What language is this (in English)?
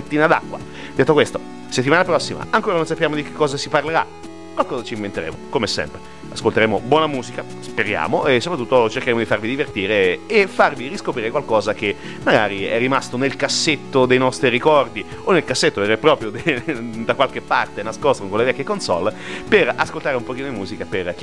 Italian